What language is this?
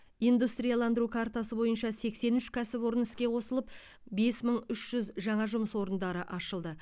Kazakh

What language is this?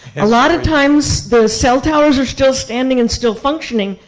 English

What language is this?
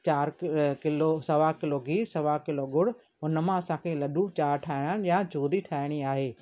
Sindhi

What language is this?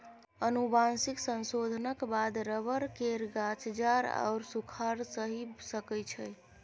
Maithili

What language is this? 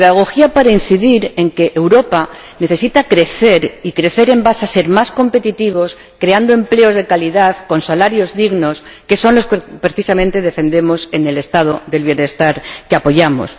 Spanish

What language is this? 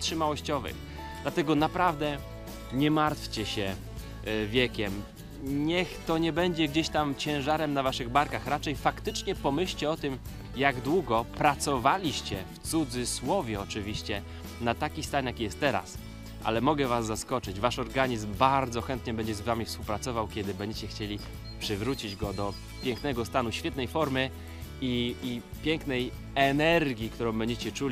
Polish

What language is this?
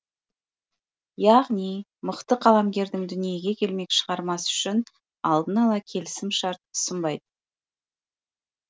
Kazakh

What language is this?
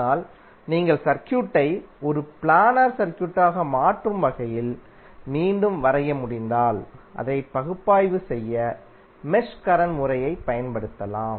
Tamil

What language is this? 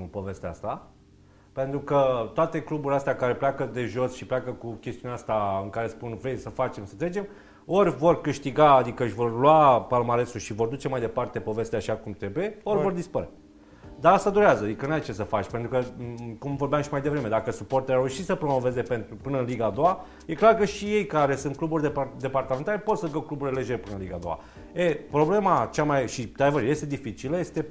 Romanian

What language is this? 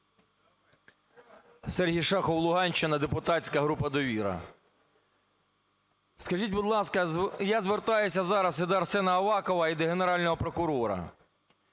Ukrainian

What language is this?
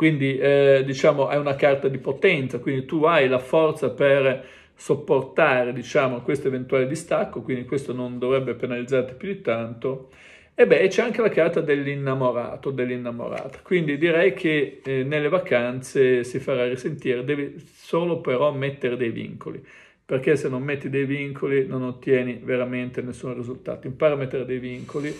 Italian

